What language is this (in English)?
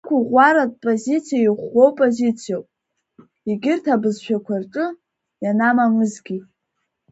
Abkhazian